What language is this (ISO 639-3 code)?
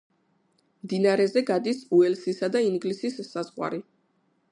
kat